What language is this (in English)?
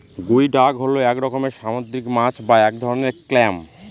Bangla